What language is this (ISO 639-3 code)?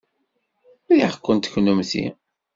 kab